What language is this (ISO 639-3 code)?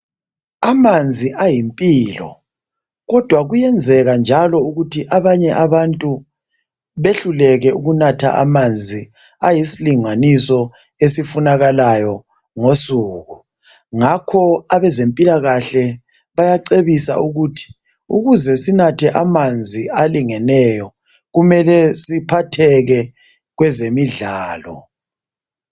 nde